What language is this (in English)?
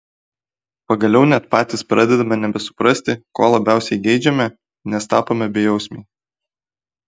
Lithuanian